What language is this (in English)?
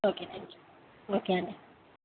Telugu